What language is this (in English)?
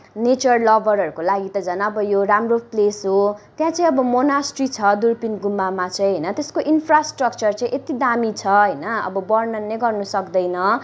Nepali